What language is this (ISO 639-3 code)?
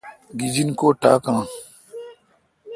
xka